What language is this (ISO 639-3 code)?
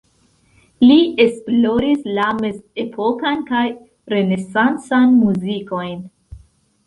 epo